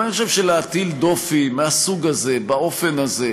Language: Hebrew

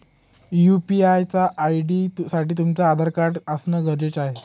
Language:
Marathi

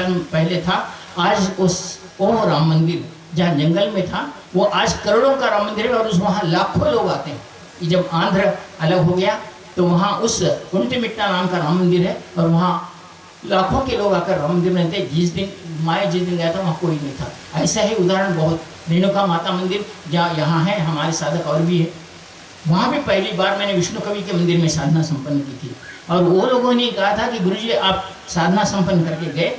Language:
Hindi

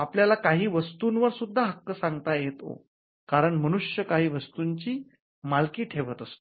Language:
Marathi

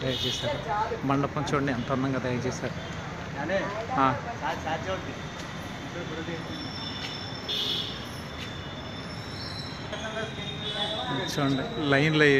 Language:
Telugu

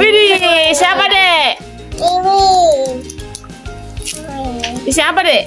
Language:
Indonesian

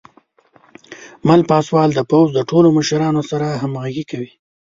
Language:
Pashto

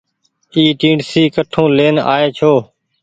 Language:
Goaria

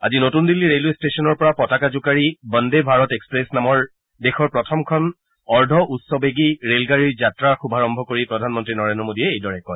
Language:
Assamese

